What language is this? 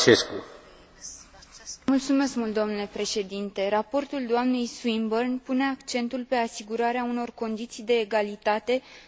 Romanian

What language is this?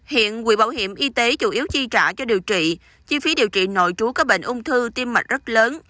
Vietnamese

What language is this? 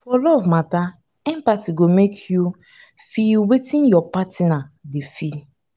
Nigerian Pidgin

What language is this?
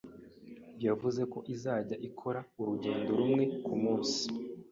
Kinyarwanda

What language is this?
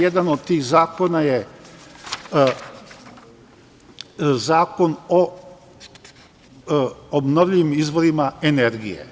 Serbian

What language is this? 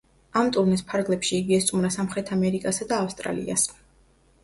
Georgian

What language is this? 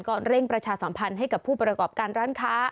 Thai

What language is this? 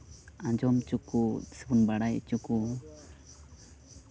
Santali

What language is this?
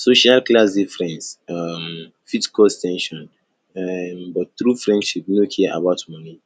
Nigerian Pidgin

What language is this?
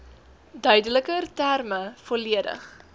Afrikaans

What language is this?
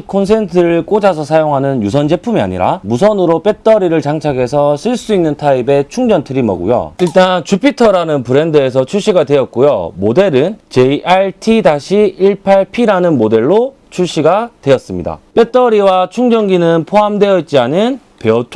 Korean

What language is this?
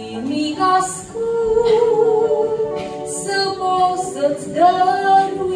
Romanian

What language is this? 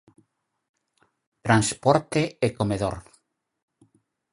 Galician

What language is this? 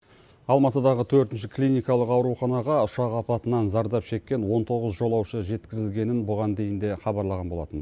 Kazakh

